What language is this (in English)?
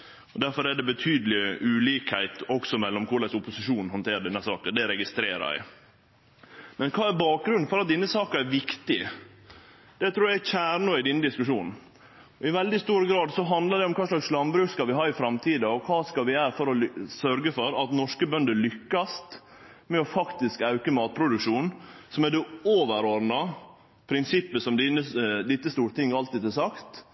Norwegian Nynorsk